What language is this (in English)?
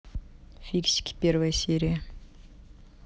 Russian